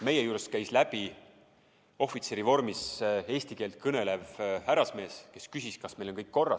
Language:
Estonian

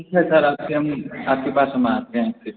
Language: Hindi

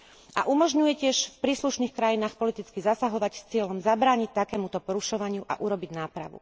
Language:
Slovak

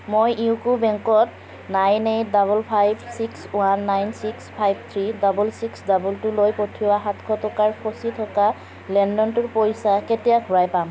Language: Assamese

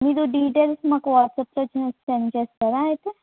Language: Telugu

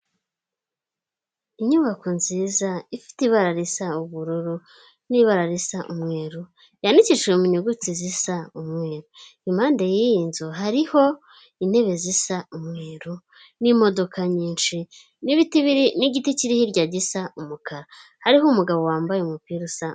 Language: Kinyarwanda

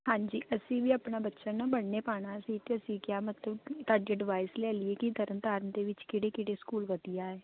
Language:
Punjabi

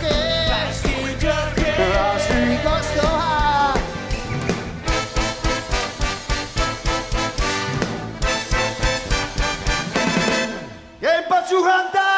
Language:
Greek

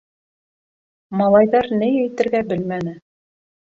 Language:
Bashkir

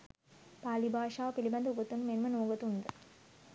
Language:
Sinhala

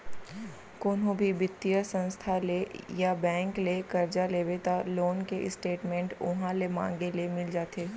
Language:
Chhattisgarhi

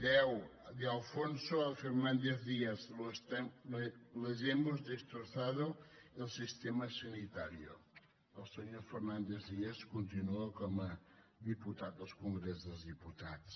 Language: Catalan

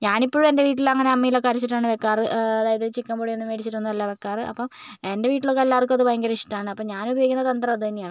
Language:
Malayalam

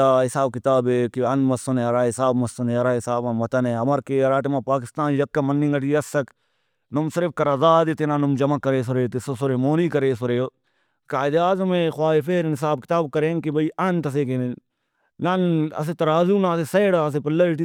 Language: Brahui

